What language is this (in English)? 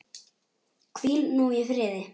Icelandic